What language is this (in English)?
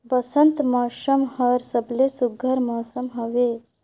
Chhattisgarhi